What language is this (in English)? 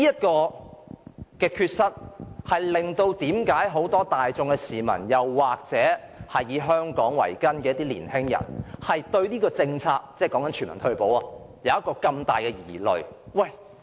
Cantonese